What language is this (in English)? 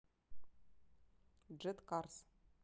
Russian